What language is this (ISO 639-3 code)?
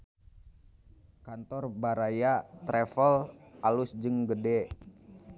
sun